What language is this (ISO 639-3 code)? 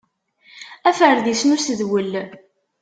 kab